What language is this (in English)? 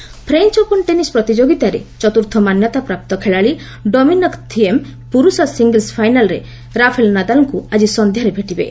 Odia